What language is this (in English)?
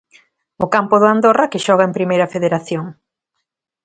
Galician